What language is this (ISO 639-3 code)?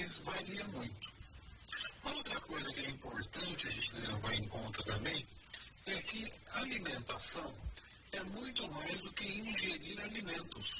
por